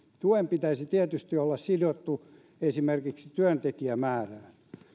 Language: Finnish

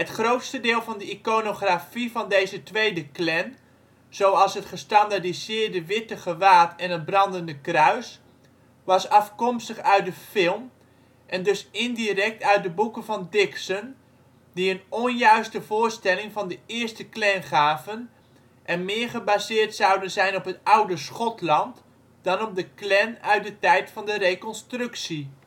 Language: Dutch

